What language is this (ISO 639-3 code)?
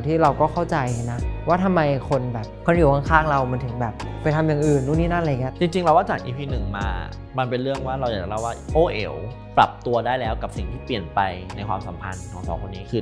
tha